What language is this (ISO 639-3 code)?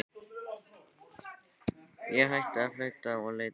isl